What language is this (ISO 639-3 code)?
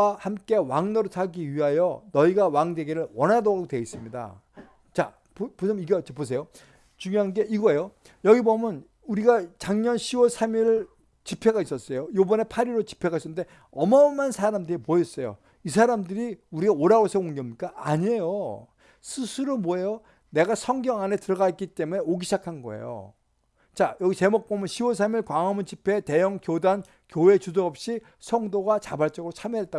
kor